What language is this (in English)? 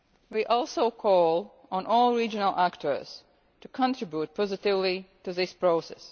English